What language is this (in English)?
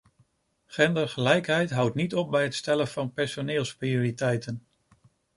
Dutch